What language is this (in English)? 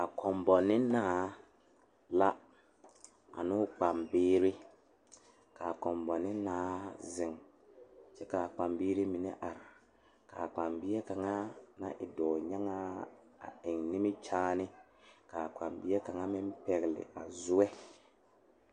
Southern Dagaare